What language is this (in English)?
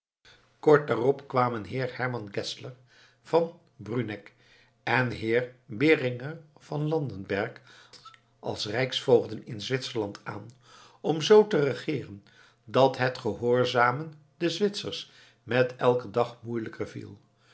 Dutch